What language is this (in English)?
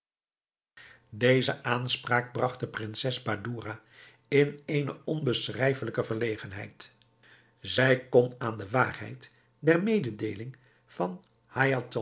Dutch